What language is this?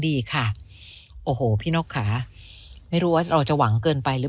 Thai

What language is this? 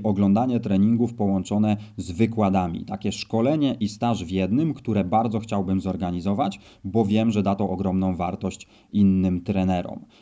Polish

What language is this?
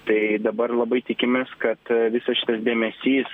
Lithuanian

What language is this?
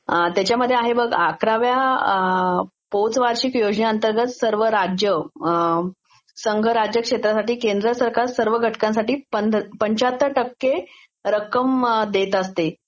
Marathi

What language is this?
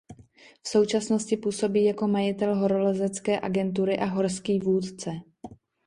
Czech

